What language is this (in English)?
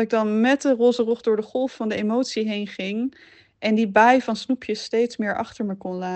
Dutch